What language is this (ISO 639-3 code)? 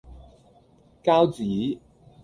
yue